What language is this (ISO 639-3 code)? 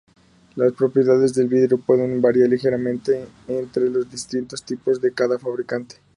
spa